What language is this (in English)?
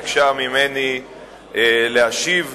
Hebrew